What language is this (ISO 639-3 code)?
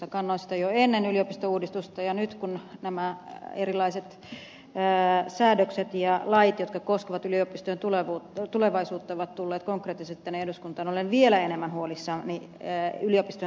fin